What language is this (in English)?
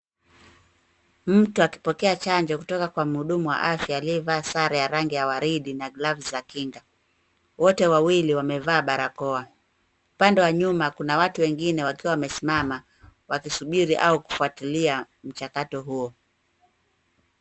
Swahili